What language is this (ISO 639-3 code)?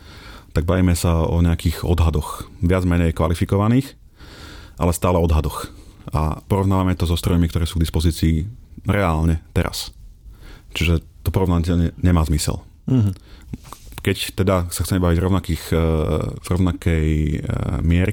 slk